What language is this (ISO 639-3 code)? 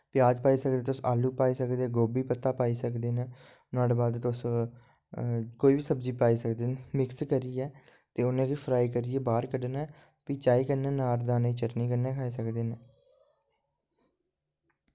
doi